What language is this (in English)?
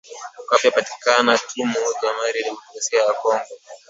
Swahili